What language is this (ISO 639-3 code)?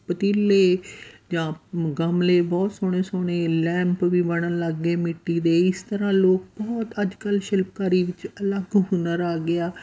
pan